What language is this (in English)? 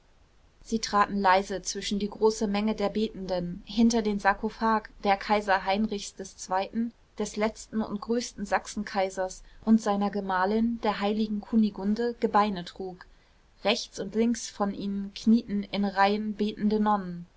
German